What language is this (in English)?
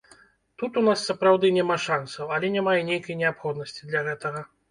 Belarusian